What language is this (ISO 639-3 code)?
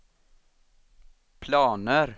swe